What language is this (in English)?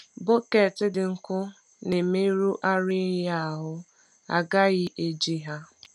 Igbo